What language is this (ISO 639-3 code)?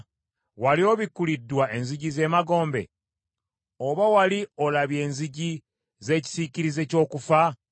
lug